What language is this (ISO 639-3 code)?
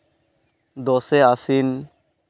sat